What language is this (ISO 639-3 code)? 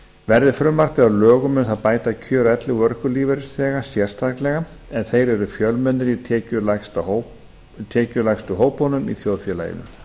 isl